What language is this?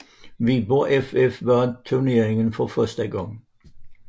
Danish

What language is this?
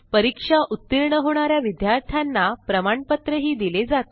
Marathi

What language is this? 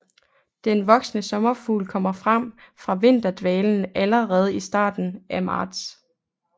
Danish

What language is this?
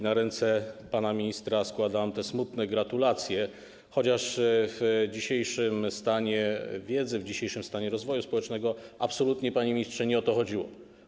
Polish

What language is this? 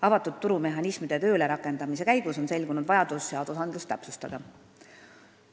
Estonian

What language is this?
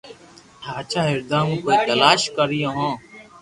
Loarki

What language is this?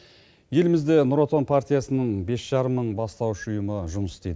Kazakh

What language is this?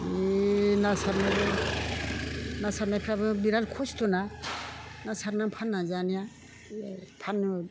Bodo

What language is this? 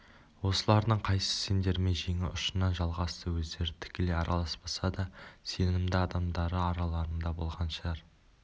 Kazakh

